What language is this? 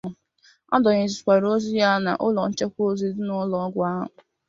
Igbo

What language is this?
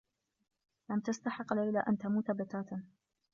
Arabic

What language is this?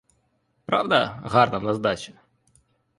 Ukrainian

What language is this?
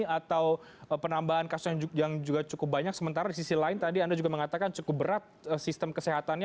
Indonesian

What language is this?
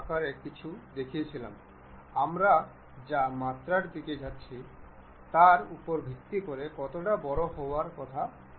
Bangla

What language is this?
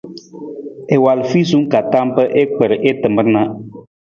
Nawdm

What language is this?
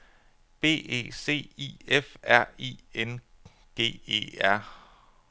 Danish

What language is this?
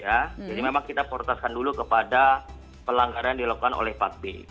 Indonesian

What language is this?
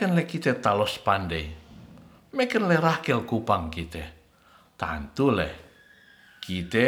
Ratahan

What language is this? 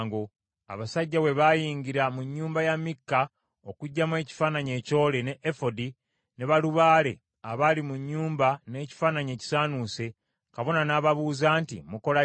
Ganda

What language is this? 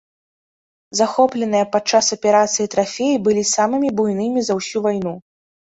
Belarusian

